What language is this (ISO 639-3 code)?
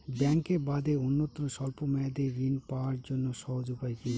ben